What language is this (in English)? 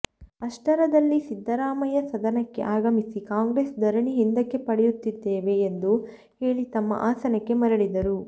Kannada